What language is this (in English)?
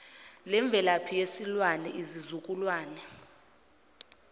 Zulu